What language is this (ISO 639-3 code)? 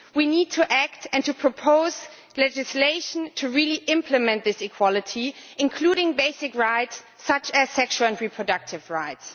eng